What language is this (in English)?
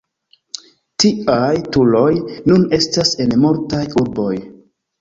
Esperanto